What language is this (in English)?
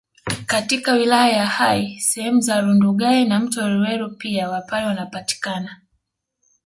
Swahili